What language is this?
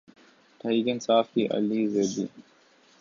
Urdu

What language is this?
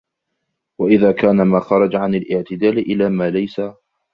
Arabic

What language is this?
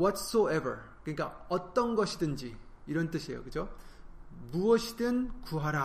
Korean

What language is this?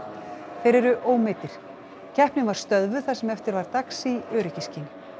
Icelandic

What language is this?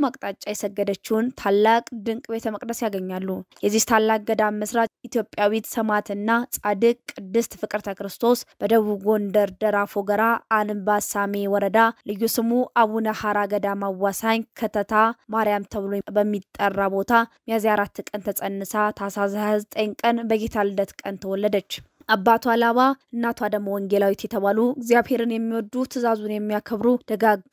Arabic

